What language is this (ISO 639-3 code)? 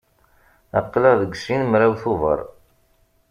kab